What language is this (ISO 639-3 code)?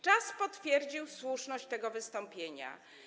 pol